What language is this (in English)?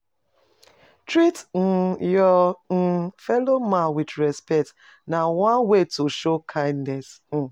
Nigerian Pidgin